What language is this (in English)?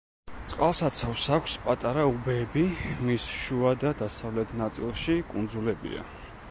Georgian